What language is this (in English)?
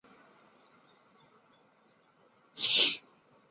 Chinese